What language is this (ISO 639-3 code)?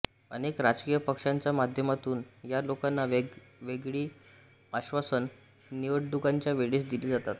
mar